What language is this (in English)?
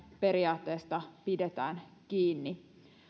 Finnish